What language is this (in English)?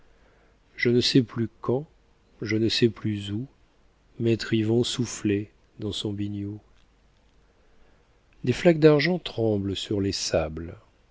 French